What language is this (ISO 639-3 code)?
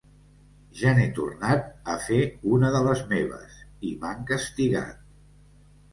cat